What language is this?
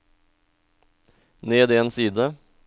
Norwegian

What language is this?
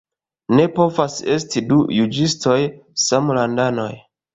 Esperanto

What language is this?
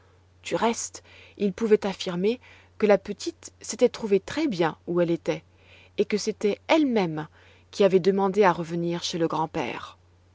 French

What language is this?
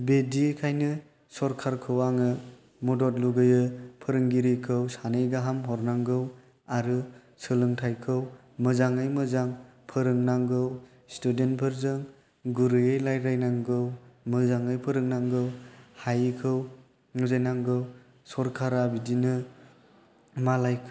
Bodo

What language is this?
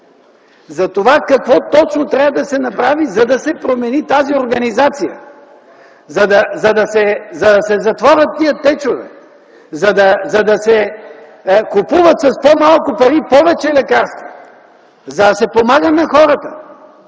Bulgarian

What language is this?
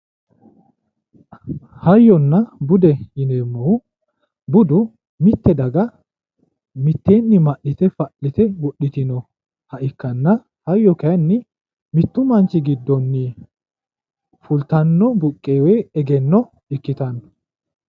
Sidamo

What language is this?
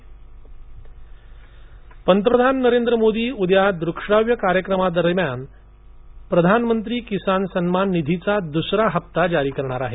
Marathi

